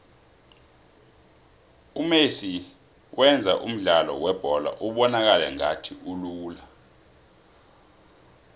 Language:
South Ndebele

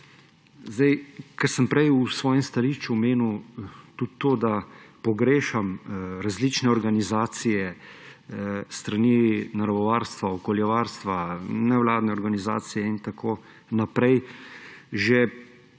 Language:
Slovenian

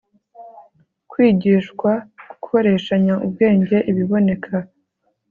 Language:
Kinyarwanda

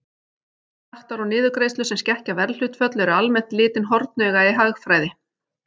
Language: Icelandic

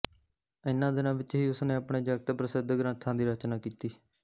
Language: Punjabi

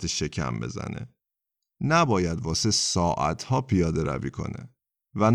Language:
Persian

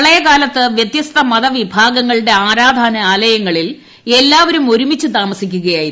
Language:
Malayalam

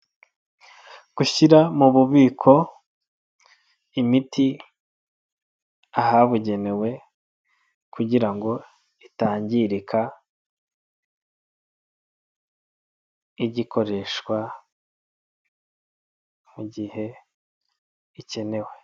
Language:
Kinyarwanda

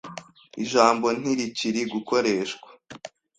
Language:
Kinyarwanda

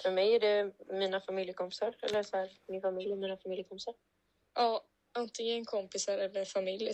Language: Swedish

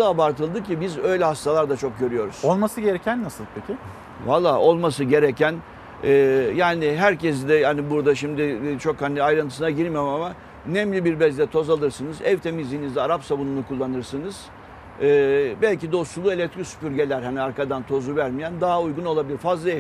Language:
Turkish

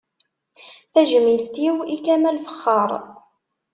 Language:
Kabyle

